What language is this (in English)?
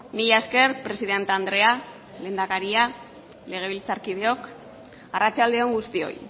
Basque